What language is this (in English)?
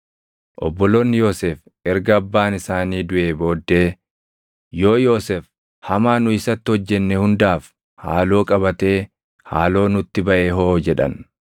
Oromo